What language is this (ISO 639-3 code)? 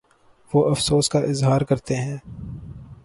urd